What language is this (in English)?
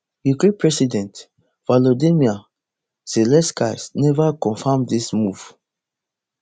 Nigerian Pidgin